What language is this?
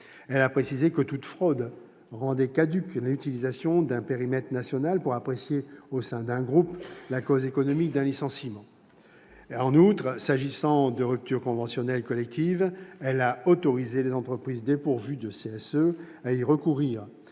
French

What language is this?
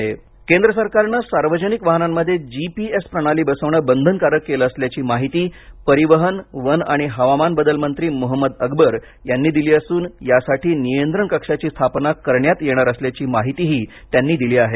Marathi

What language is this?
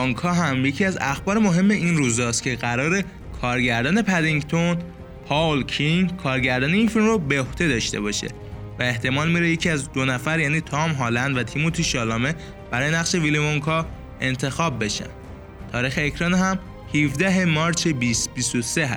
Persian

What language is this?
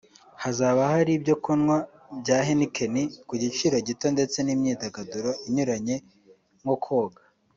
Kinyarwanda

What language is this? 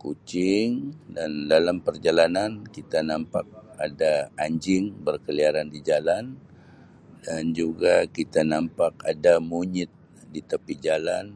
Sabah Malay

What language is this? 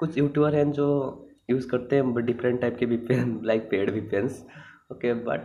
Hindi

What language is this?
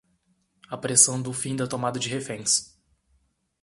Portuguese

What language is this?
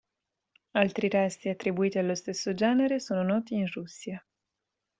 Italian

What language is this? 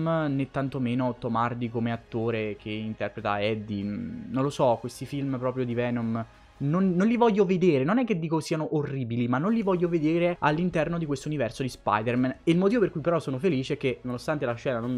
Italian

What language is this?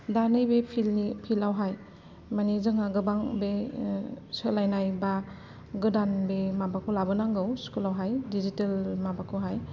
Bodo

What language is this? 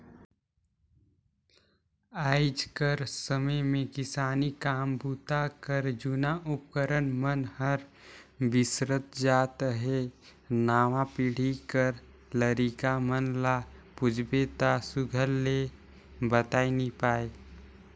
Chhattisgarhi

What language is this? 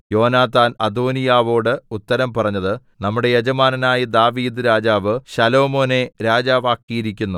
Malayalam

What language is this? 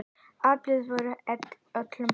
Icelandic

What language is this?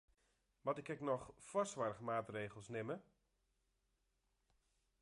Western Frisian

